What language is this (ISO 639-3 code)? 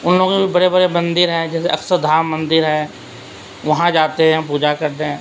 urd